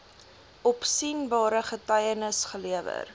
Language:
Afrikaans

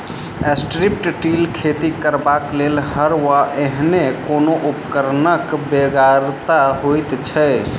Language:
Maithili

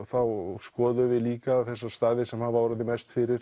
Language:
Icelandic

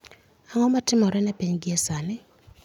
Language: Luo (Kenya and Tanzania)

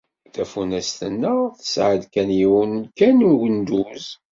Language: Kabyle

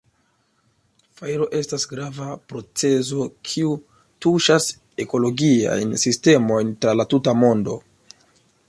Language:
Esperanto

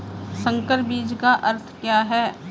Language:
Hindi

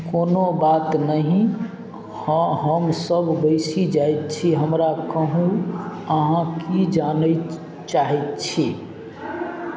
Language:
Maithili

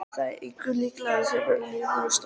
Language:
Icelandic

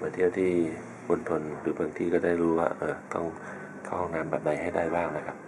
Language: Thai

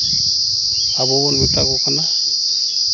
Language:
Santali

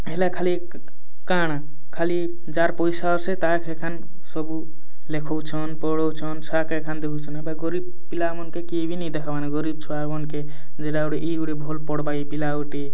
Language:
Odia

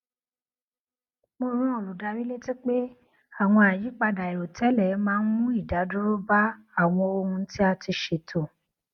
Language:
Yoruba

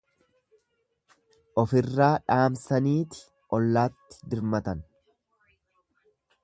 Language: Oromo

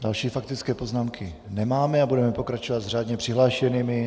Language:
Czech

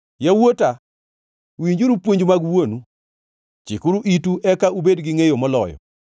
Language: Luo (Kenya and Tanzania)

